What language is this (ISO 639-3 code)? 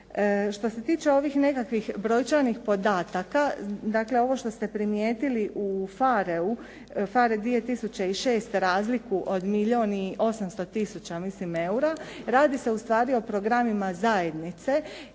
hrv